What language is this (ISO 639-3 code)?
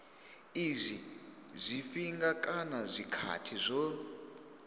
ven